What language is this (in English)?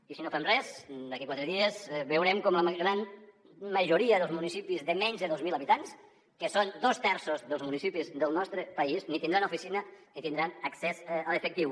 Catalan